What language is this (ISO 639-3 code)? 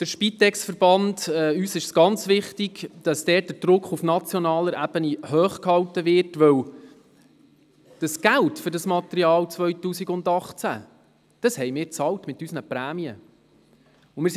gsw